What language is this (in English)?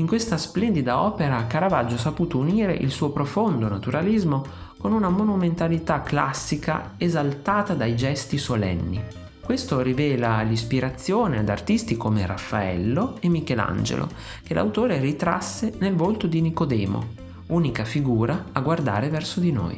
Italian